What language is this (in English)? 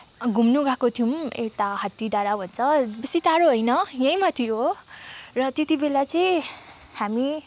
Nepali